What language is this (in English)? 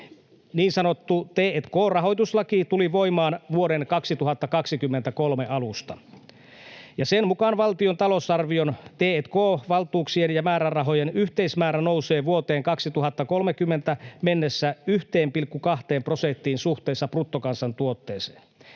Finnish